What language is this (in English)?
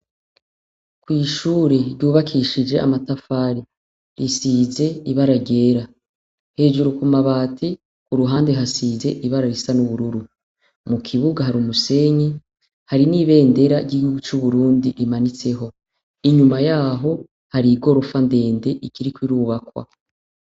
Rundi